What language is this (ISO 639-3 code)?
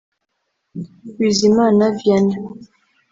kin